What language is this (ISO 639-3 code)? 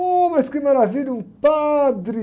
por